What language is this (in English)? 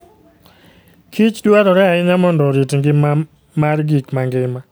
Luo (Kenya and Tanzania)